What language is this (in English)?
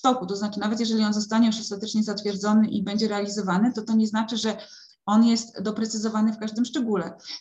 Polish